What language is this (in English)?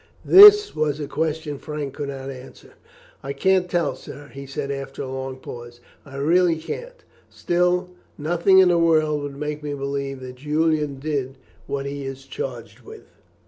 English